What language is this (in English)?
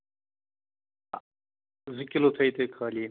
Kashmiri